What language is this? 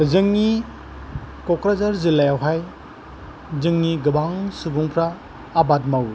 Bodo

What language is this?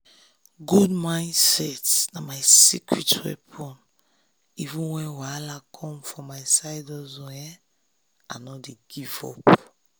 Nigerian Pidgin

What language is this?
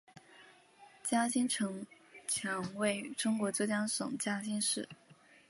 Chinese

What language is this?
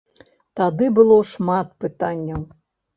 Belarusian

